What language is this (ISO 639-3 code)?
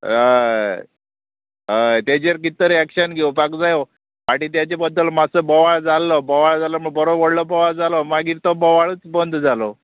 kok